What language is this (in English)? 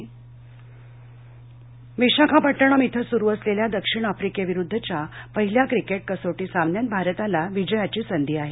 Marathi